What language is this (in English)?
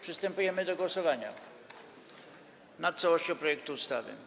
Polish